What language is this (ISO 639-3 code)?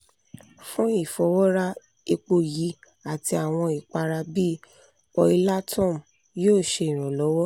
yor